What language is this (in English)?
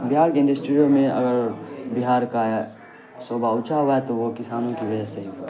Urdu